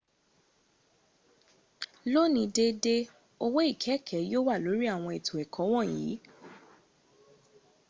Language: Yoruba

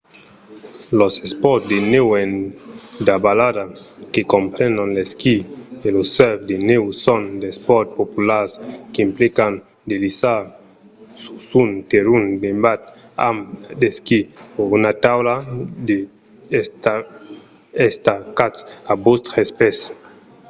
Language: Occitan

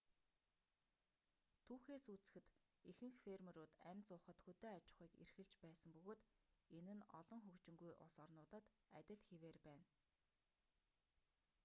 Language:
Mongolian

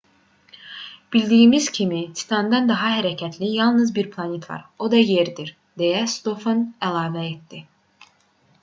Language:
Azerbaijani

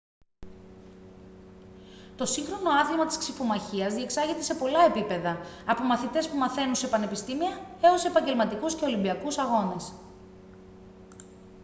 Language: Greek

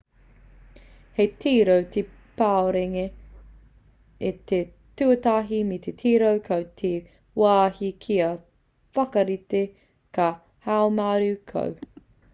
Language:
Māori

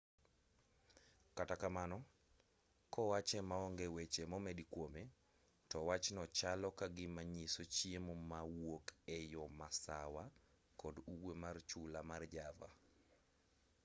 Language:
Luo (Kenya and Tanzania)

